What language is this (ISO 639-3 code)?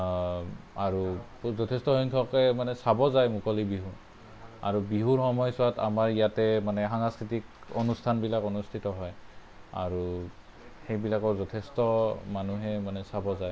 asm